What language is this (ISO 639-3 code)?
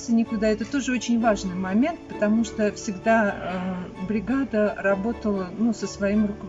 rus